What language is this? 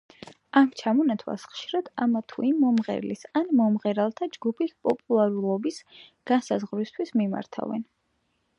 Georgian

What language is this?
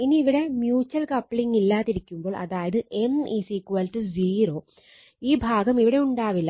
Malayalam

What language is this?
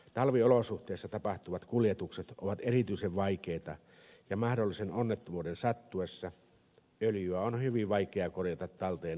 Finnish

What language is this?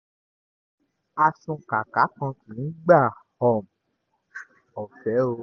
Yoruba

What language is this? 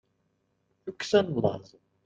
Kabyle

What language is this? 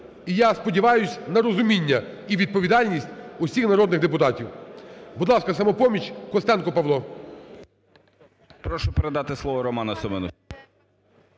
Ukrainian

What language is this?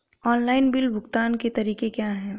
Hindi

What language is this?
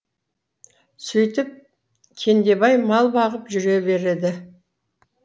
Kazakh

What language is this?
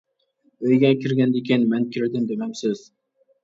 Uyghur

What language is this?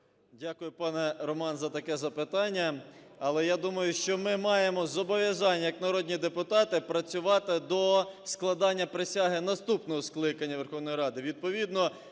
Ukrainian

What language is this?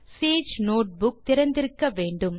Tamil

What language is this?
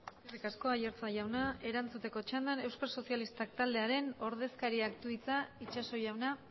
Basque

